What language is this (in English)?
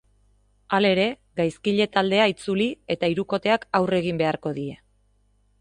Basque